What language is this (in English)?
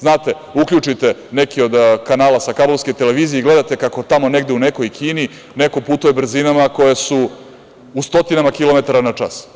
Serbian